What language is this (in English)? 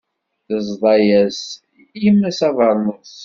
Kabyle